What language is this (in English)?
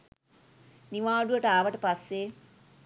Sinhala